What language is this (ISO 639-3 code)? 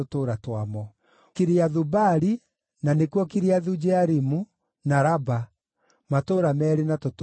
kik